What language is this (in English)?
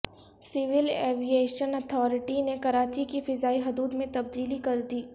Urdu